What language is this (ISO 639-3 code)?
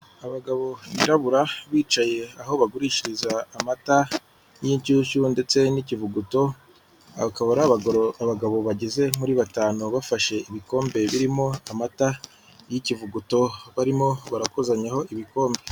kin